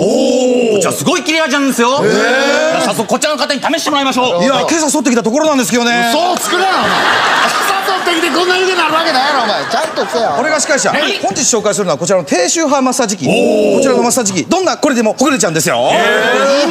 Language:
Japanese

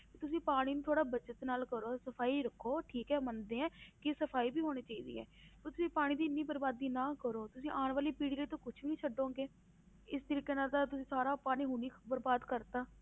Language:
Punjabi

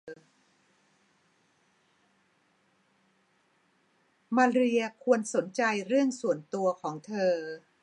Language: Thai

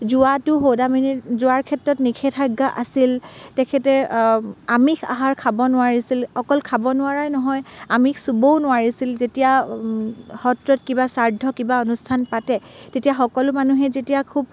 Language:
Assamese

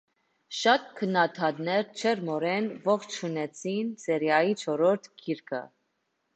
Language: Armenian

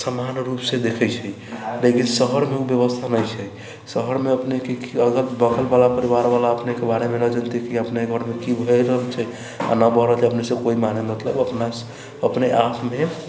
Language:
Maithili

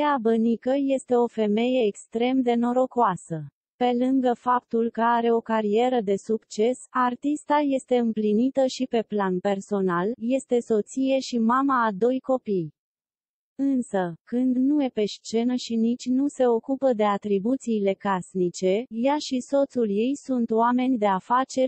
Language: Romanian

